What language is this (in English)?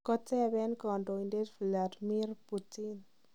Kalenjin